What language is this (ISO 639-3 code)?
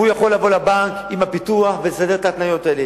heb